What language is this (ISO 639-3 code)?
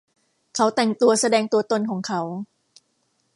tha